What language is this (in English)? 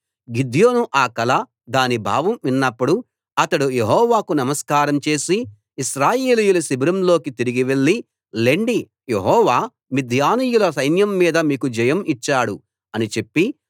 Telugu